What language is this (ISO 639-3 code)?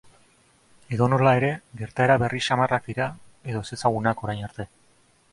eus